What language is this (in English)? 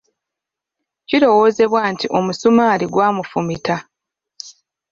Ganda